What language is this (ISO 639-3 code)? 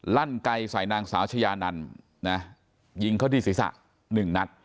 tha